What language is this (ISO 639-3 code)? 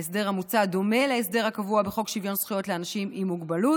heb